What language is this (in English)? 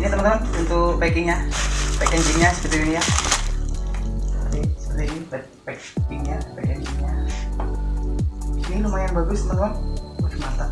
Indonesian